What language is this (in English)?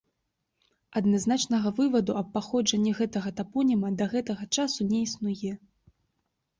Belarusian